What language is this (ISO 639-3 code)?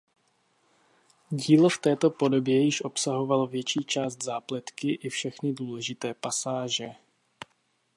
ces